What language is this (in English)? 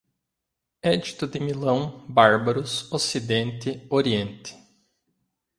Portuguese